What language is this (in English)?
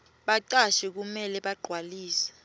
Swati